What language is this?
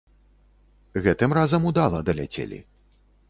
Belarusian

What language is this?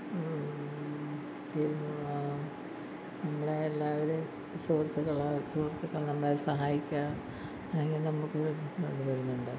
Malayalam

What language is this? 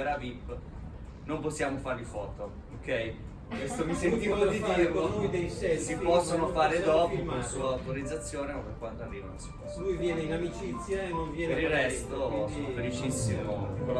Italian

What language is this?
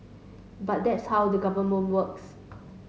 English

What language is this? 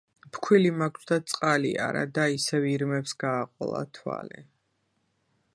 Georgian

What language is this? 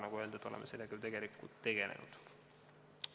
Estonian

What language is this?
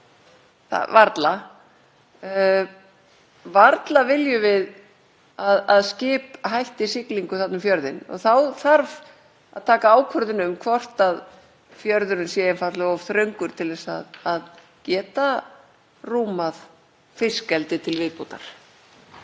Icelandic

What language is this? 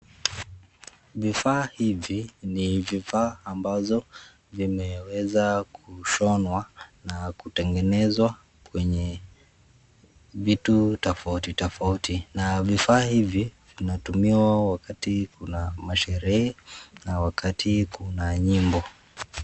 Swahili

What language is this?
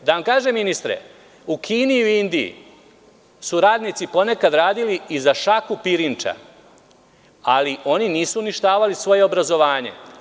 Serbian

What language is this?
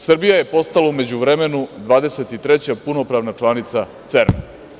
Serbian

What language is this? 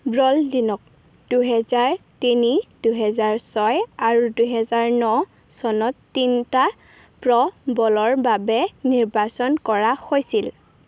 Assamese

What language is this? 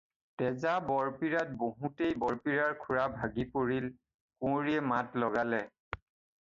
Assamese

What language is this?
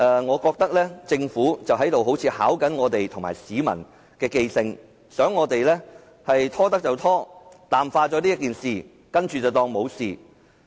Cantonese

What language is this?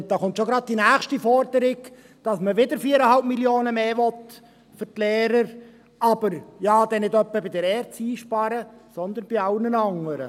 Swiss German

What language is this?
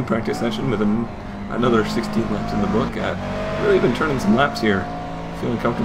English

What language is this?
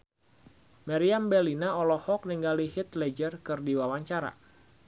Sundanese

